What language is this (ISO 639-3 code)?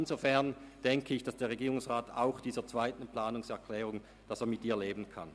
gsw